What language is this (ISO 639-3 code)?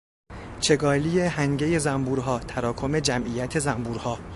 fas